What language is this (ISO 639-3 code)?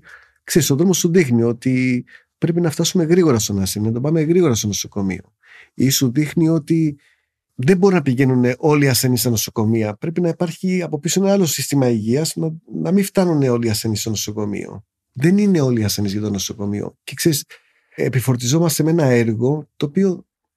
ell